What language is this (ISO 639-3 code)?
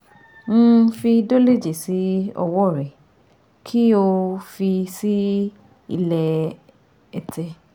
yor